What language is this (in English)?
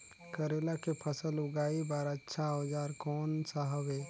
Chhattisgarhi